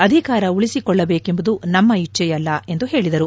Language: Kannada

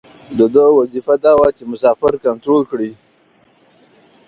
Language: Pashto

